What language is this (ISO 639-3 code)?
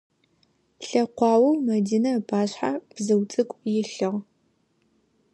ady